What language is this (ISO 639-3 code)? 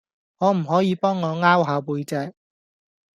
yue